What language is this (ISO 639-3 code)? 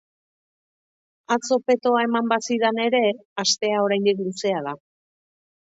eus